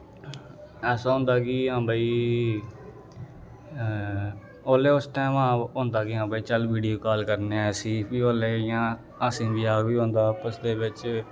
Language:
Dogri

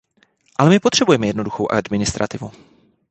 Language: Czech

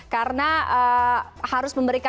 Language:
Indonesian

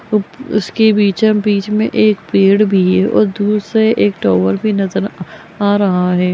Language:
Magahi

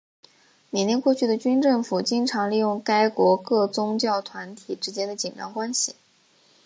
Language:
Chinese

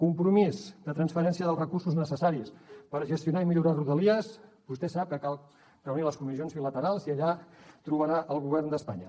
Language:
Catalan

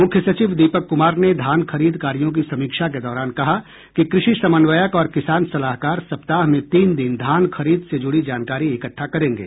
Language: Hindi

